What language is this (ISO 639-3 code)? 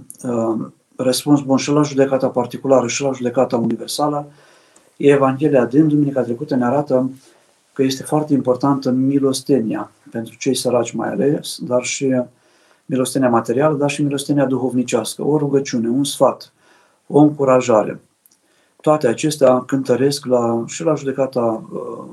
ron